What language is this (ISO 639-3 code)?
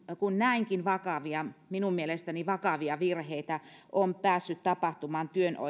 fin